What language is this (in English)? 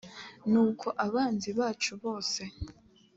Kinyarwanda